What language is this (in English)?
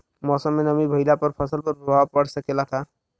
Bhojpuri